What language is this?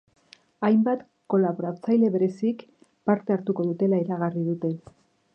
Basque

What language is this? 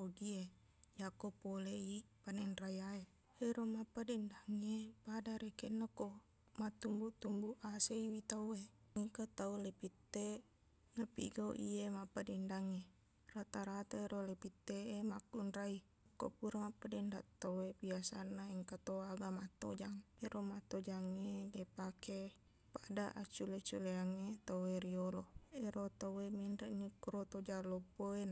Buginese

